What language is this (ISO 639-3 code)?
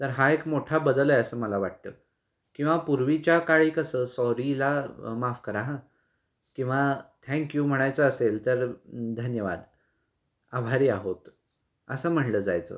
mar